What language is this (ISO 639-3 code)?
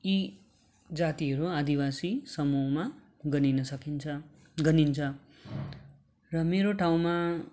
nep